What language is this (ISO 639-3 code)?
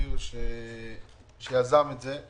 heb